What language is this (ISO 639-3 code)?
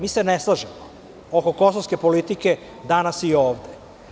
srp